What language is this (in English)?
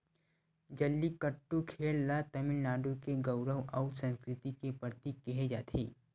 Chhattisgarhi